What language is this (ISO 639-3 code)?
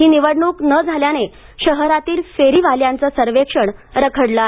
mar